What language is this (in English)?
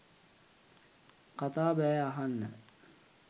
Sinhala